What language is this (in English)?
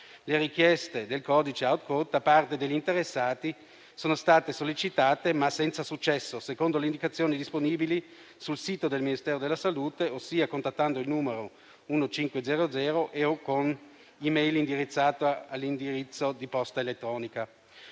Italian